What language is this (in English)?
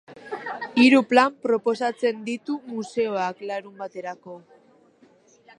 Basque